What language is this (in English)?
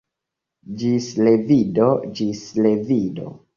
Esperanto